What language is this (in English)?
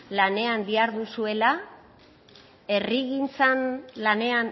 Basque